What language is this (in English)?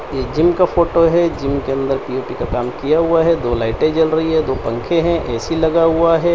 Hindi